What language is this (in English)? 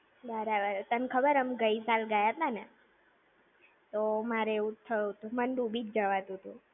Gujarati